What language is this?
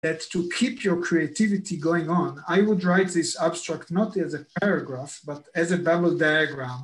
Hebrew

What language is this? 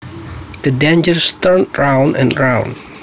Javanese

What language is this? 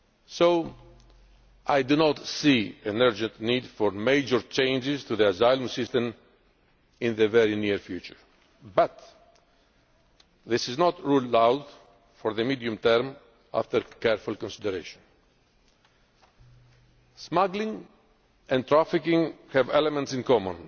English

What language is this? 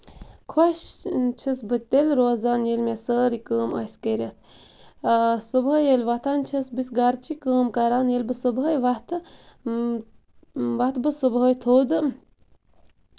Kashmiri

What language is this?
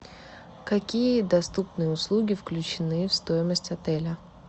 Russian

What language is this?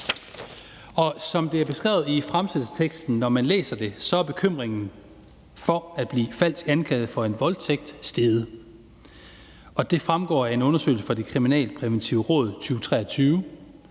Danish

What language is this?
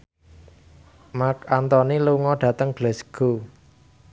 Javanese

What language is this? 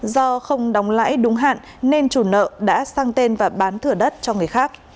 Vietnamese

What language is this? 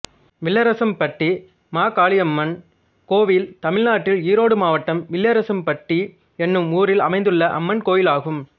Tamil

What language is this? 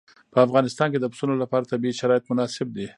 Pashto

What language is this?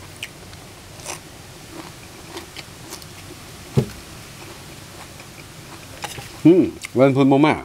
Thai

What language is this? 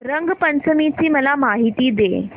Marathi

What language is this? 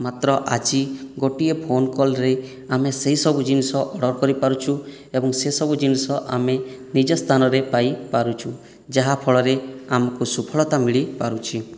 Odia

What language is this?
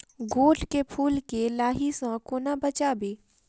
Maithili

